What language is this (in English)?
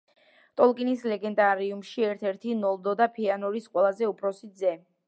Georgian